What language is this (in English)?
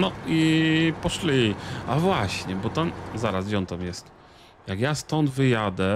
Polish